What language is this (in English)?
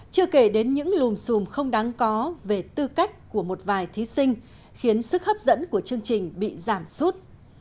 Vietnamese